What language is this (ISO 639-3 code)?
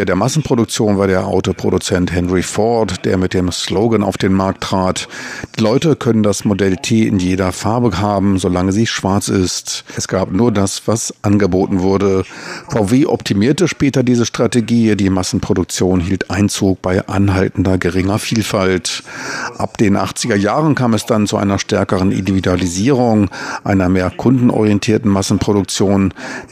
deu